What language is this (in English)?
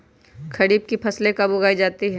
Magahi